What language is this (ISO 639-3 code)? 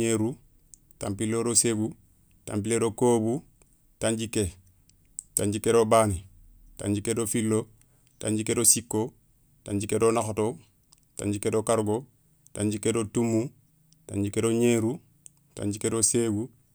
snk